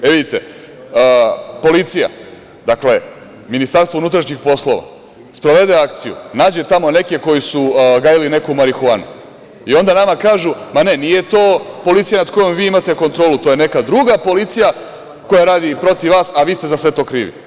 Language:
Serbian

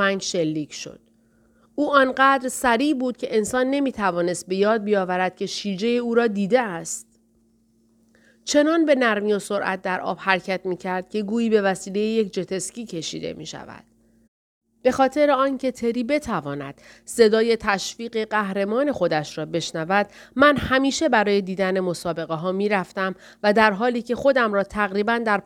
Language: Persian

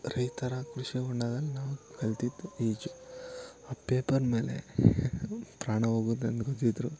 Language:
Kannada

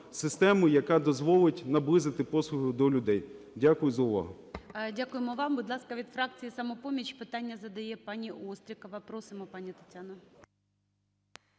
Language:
Ukrainian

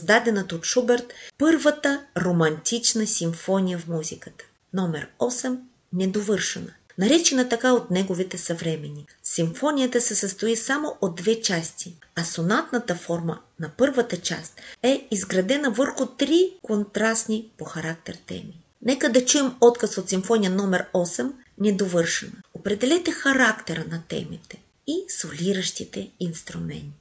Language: Bulgarian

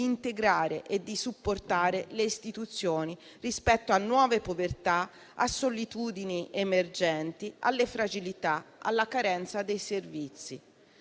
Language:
Italian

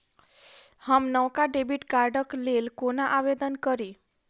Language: Maithili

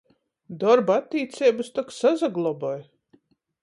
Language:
Latgalian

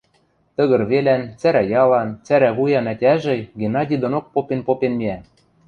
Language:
Western Mari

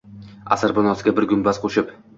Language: Uzbek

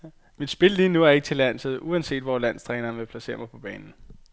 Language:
Danish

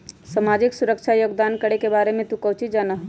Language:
Magahi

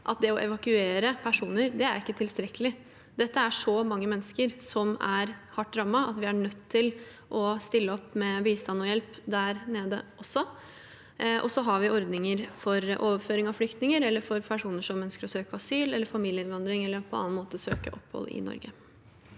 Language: Norwegian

